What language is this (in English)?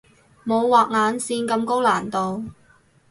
Cantonese